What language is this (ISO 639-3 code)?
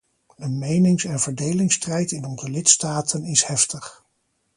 nld